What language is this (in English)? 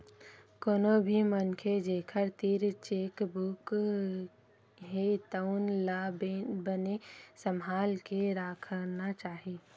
Chhattisgarhi